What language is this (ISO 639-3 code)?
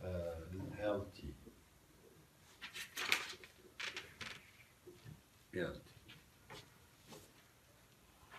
ara